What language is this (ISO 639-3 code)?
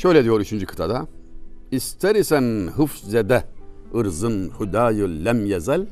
tur